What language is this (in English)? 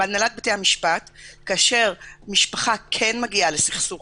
Hebrew